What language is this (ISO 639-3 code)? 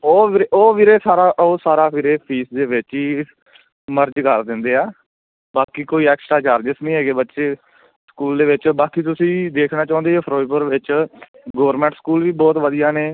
pan